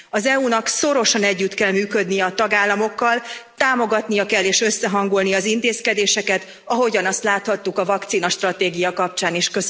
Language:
Hungarian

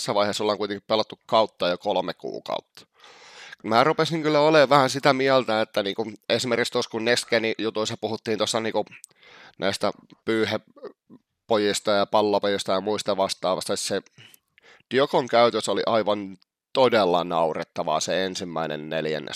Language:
Finnish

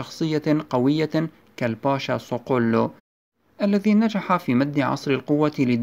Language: Arabic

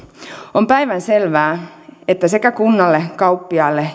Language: Finnish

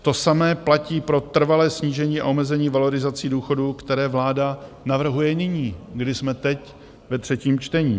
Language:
Czech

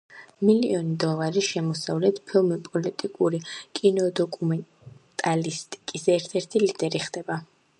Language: Georgian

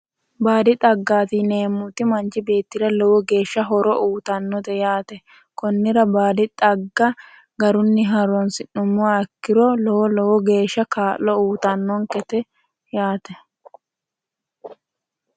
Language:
Sidamo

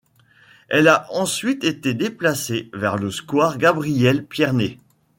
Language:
French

